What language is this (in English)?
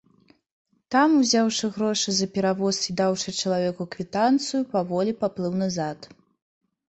Belarusian